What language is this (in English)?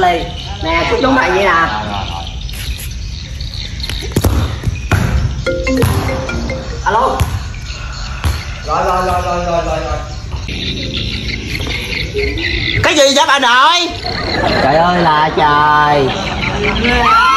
Vietnamese